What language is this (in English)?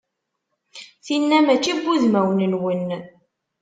Kabyle